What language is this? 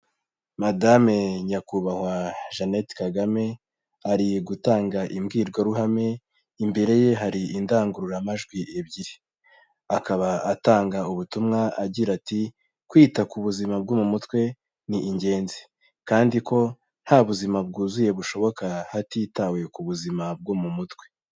Kinyarwanda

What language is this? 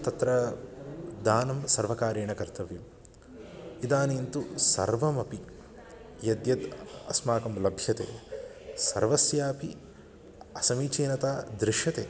Sanskrit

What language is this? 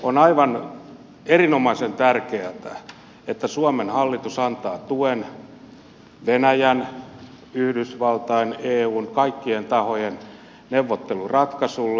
Finnish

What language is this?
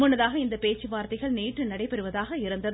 Tamil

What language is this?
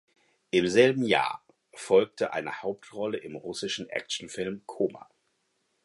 German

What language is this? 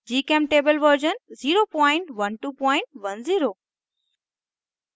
Hindi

